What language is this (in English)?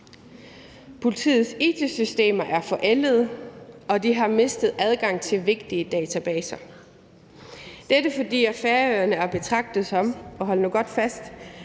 Danish